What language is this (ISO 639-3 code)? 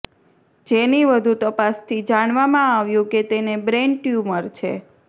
guj